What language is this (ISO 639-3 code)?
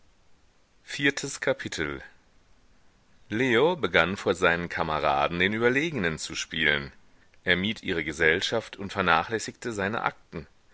deu